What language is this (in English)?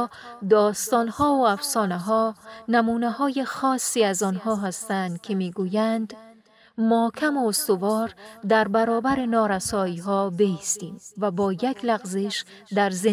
Persian